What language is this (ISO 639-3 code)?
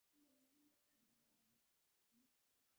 div